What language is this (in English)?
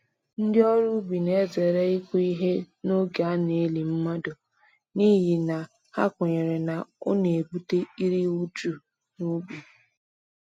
Igbo